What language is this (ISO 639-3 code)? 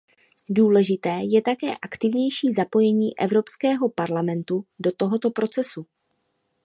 ces